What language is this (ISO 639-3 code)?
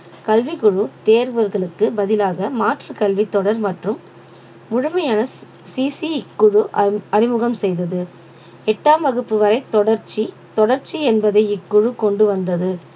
tam